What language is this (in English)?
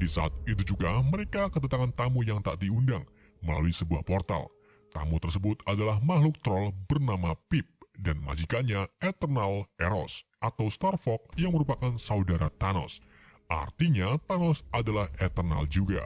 Indonesian